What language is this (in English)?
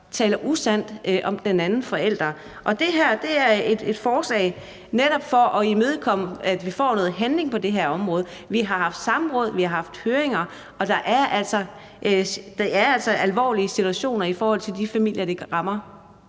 Danish